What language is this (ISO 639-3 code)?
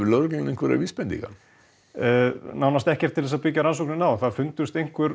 isl